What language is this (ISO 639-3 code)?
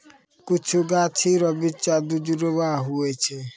mai